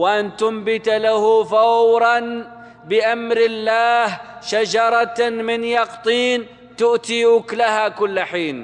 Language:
Arabic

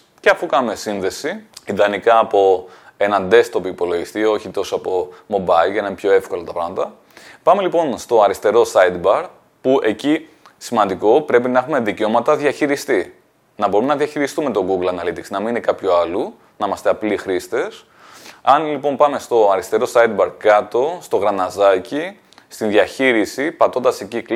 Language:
Greek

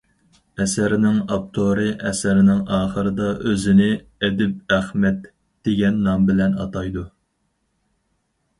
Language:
Uyghur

